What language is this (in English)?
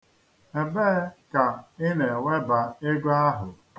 Igbo